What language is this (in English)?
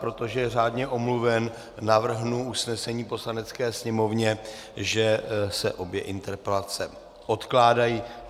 Czech